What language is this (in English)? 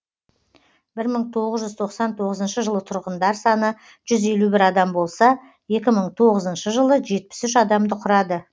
Kazakh